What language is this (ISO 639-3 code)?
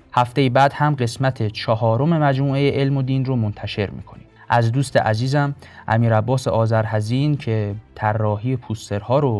fas